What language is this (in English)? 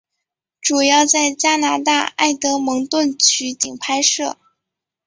Chinese